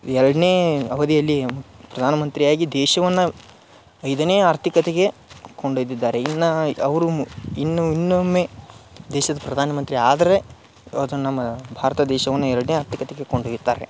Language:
Kannada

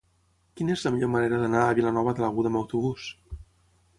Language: Catalan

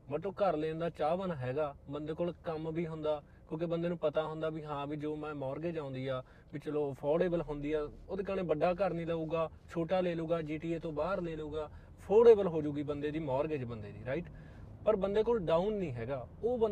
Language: Punjabi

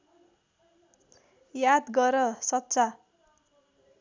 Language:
Nepali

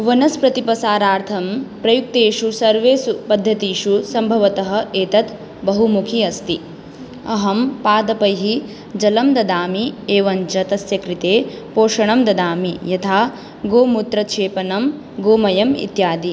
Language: Sanskrit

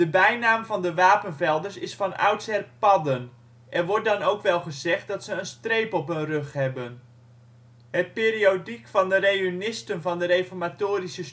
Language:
Dutch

